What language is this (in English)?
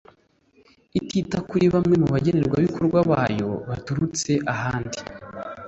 Kinyarwanda